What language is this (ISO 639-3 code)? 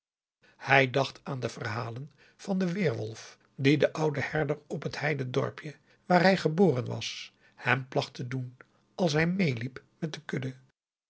nld